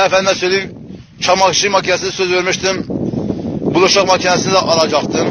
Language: Turkish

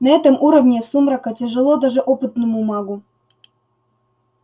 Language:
Russian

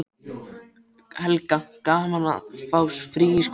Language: Icelandic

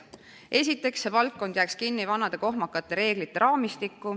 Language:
Estonian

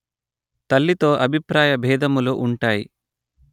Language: Telugu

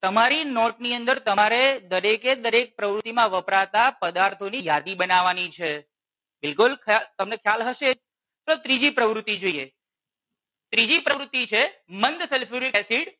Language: Gujarati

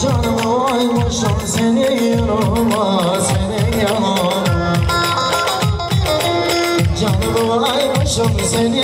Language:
Arabic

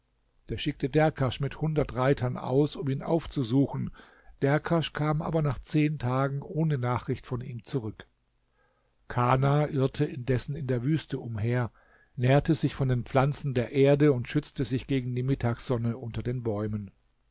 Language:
German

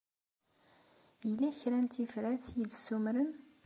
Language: Kabyle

